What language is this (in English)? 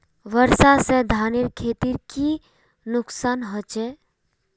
Magahi